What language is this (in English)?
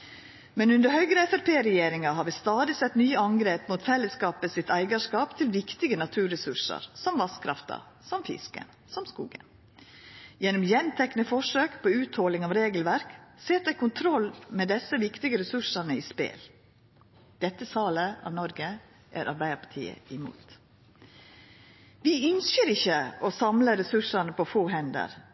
Norwegian Nynorsk